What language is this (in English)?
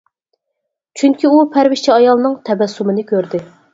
Uyghur